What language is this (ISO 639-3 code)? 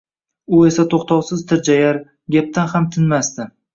uzb